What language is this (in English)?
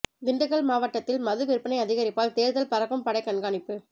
Tamil